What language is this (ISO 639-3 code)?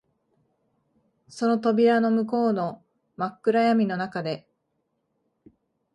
jpn